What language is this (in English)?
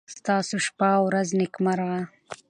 Pashto